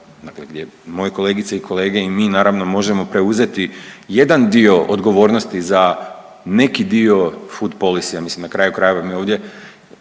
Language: Croatian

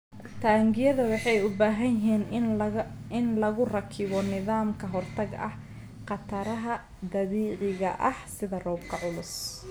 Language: Somali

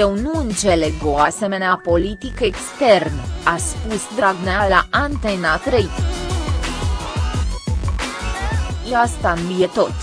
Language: Romanian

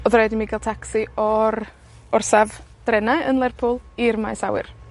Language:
Welsh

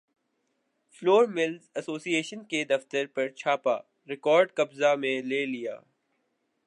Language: Urdu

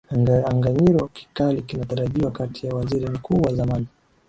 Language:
Swahili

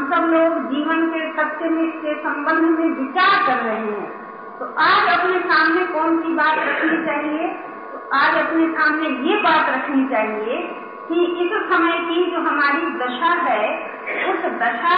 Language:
Hindi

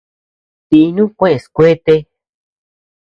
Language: Tepeuxila Cuicatec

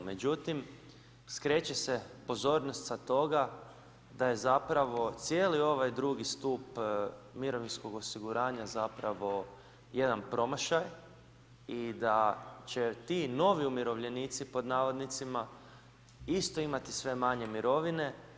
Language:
Croatian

